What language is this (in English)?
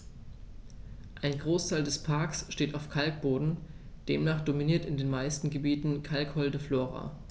German